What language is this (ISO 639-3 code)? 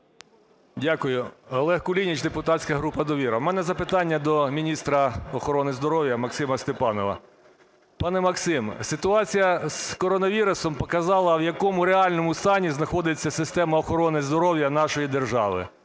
ukr